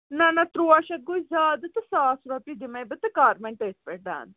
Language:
Kashmiri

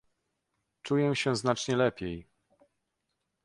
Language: Polish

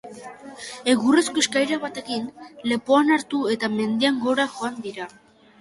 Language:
Basque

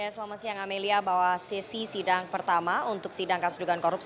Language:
Indonesian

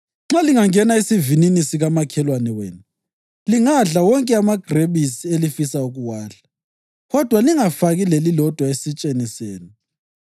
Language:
North Ndebele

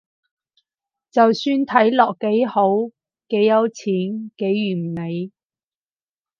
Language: Cantonese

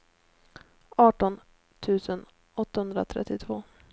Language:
Swedish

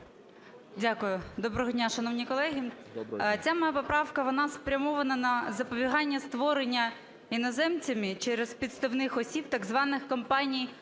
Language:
Ukrainian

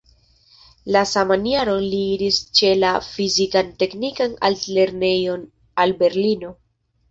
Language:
Esperanto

